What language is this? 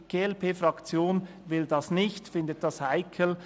Swiss German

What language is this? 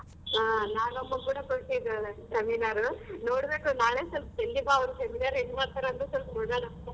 Kannada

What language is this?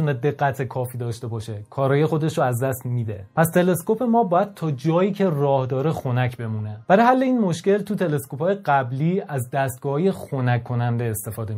Persian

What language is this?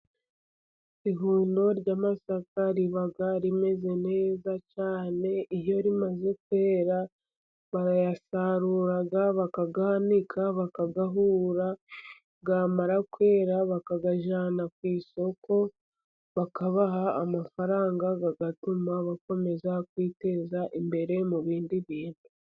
Kinyarwanda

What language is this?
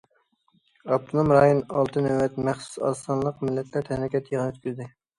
Uyghur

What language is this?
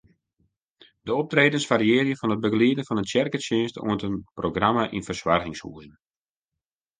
Western Frisian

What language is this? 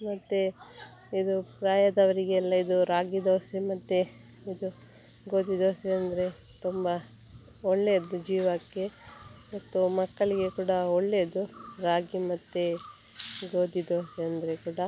Kannada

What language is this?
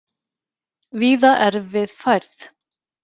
Icelandic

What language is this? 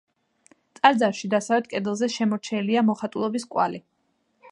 Georgian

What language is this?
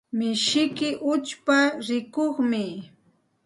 Santa Ana de Tusi Pasco Quechua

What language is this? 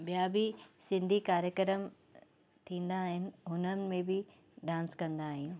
Sindhi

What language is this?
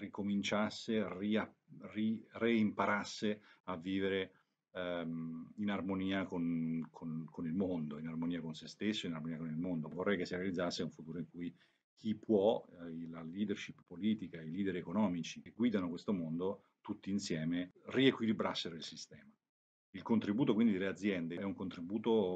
Italian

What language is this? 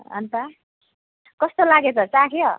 Nepali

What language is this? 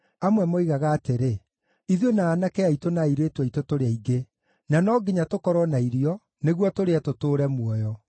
Kikuyu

